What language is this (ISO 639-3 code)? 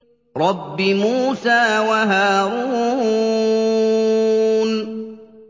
ara